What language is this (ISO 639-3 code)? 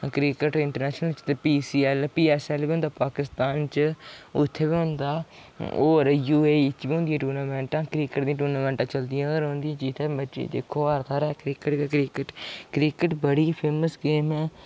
doi